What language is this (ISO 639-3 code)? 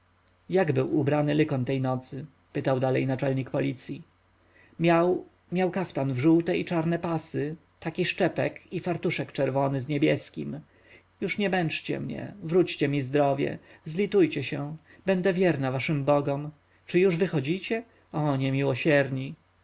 pol